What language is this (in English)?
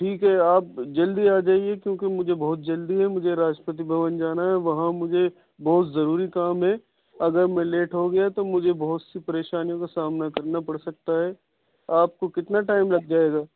Urdu